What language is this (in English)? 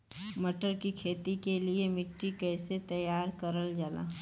Bhojpuri